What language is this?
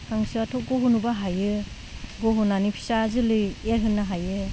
Bodo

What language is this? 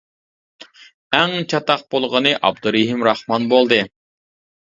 Uyghur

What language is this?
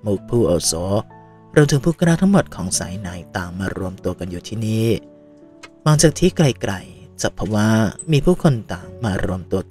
Thai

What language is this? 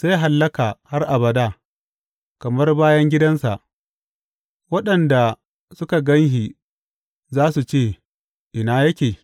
Hausa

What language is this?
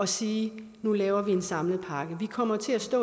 Danish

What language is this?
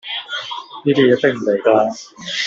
Cantonese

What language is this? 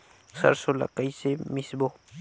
Chhattisgarhi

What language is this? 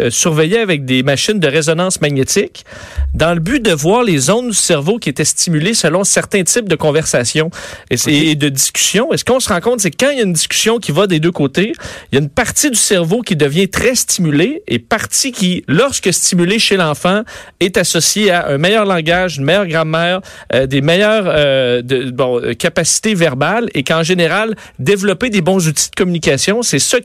French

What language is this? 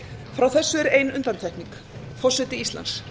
Icelandic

